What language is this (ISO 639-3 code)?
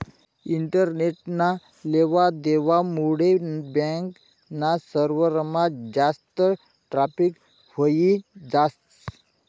mar